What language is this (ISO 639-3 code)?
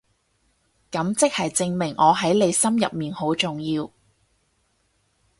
yue